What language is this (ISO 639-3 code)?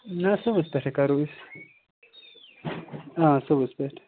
kas